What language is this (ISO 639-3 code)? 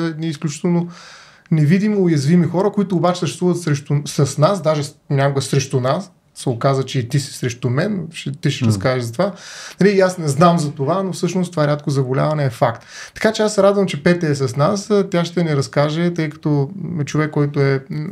bul